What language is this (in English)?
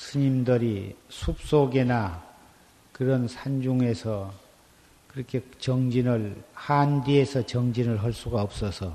Korean